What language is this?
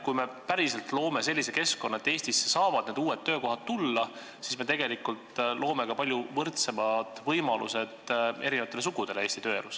Estonian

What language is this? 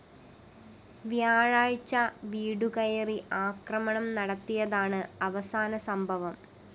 Malayalam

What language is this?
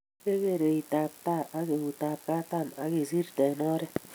Kalenjin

